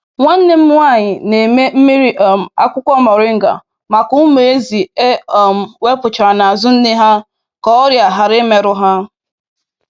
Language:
Igbo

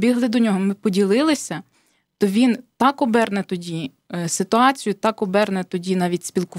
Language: Ukrainian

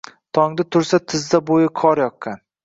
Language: Uzbek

